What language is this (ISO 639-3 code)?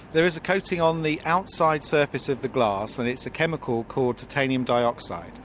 eng